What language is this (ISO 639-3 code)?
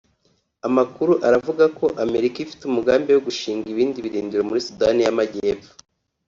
kin